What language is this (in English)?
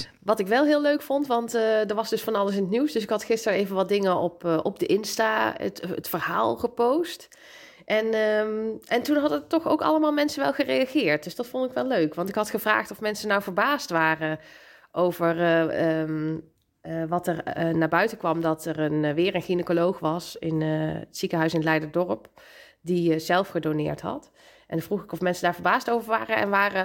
Dutch